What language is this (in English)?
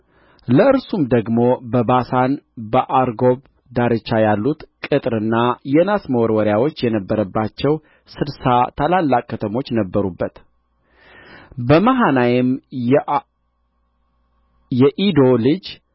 Amharic